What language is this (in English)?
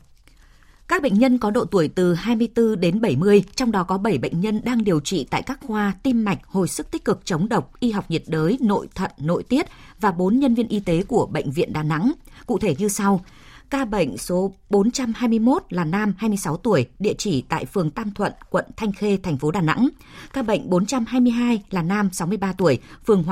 Vietnamese